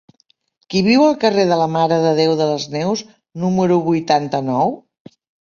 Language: Catalan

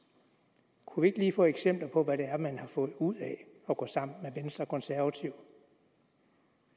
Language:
Danish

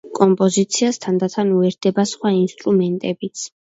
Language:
Georgian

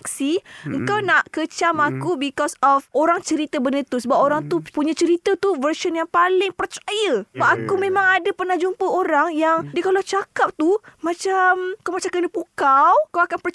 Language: Malay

